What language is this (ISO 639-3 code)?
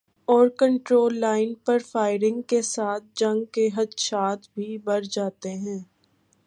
urd